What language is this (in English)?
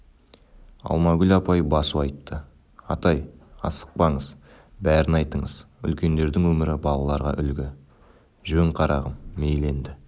Kazakh